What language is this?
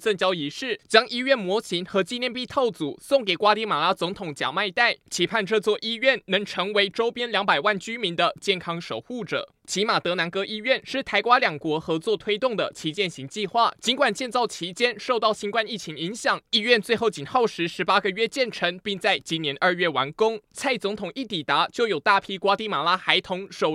Chinese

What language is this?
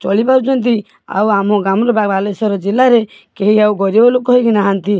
Odia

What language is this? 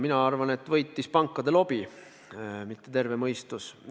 Estonian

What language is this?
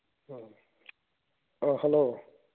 Manipuri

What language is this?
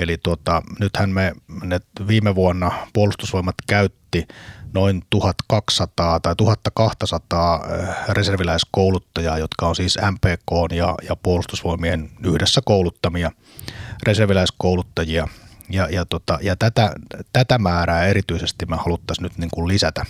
Finnish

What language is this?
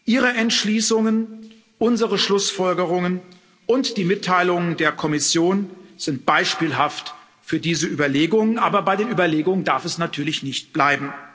German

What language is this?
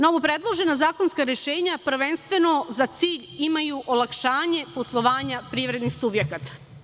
Serbian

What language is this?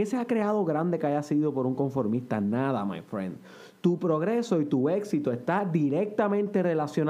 Spanish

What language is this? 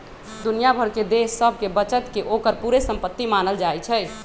Magahi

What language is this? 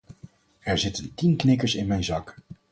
Dutch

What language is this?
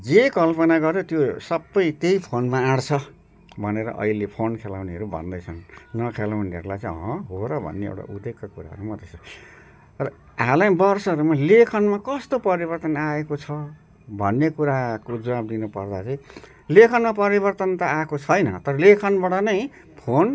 Nepali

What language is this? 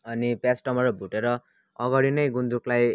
Nepali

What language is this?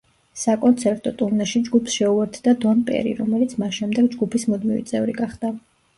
Georgian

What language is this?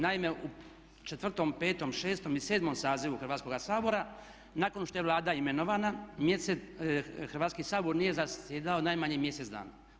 Croatian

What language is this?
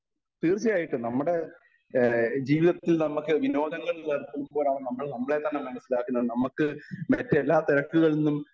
Malayalam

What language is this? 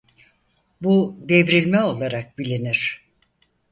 Turkish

